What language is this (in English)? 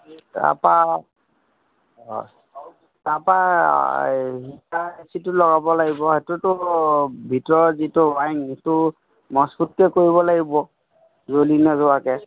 Assamese